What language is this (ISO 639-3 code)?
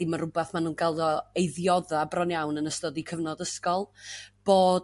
cym